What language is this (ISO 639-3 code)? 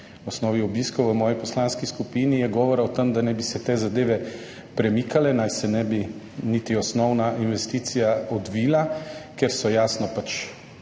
slv